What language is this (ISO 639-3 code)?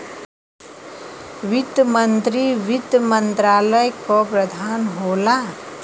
bho